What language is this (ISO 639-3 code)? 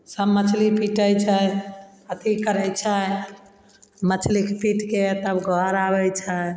mai